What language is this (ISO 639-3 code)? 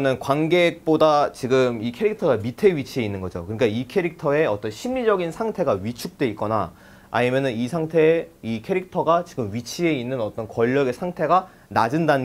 kor